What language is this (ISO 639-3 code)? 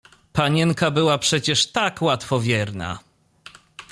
pol